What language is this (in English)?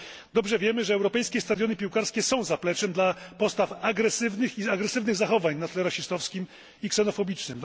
Polish